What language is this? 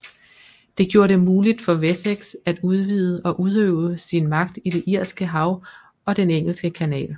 Danish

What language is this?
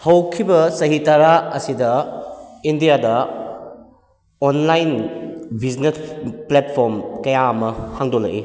Manipuri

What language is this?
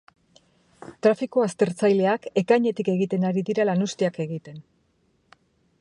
Basque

